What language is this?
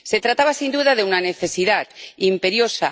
Spanish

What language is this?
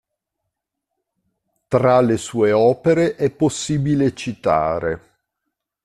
Italian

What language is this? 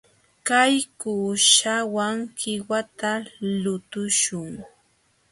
Jauja Wanca Quechua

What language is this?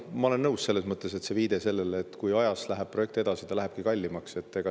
Estonian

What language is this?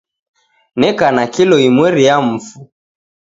Taita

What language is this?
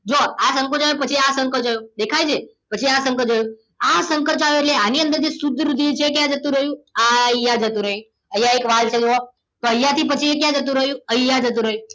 Gujarati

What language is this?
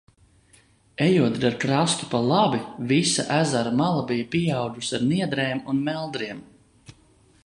Latvian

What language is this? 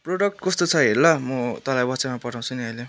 Nepali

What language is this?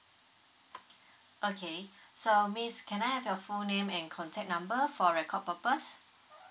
English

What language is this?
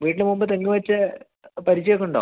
Malayalam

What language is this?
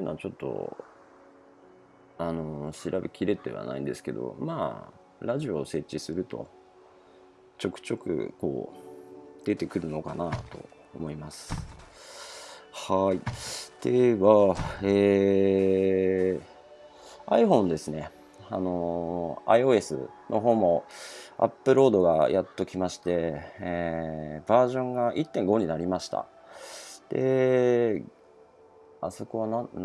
Japanese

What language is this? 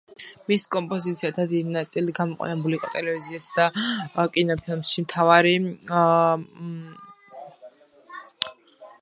Georgian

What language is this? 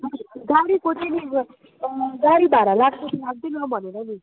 Nepali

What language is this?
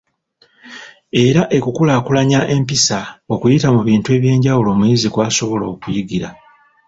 Ganda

